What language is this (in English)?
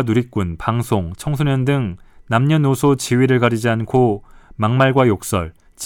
Korean